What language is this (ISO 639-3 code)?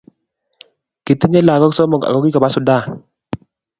kln